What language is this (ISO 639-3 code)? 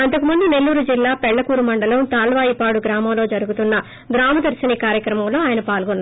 tel